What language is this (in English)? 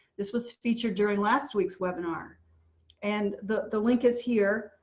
English